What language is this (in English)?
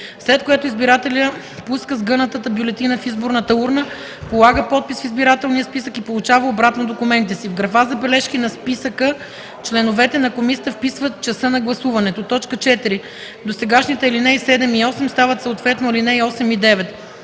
Bulgarian